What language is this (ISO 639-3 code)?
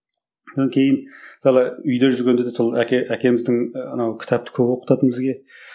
kaz